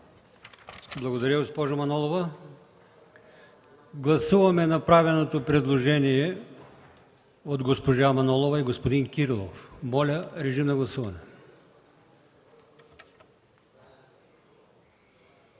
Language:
Bulgarian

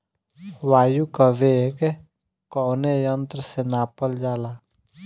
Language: Bhojpuri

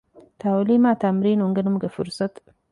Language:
Divehi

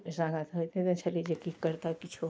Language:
Maithili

